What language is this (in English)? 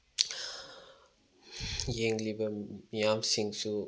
Manipuri